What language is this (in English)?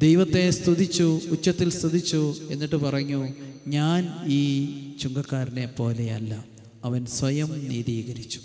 Romanian